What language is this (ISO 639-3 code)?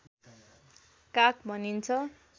nep